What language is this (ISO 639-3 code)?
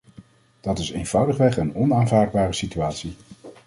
nld